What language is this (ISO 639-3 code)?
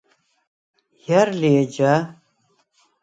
sva